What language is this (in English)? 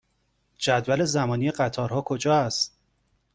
Persian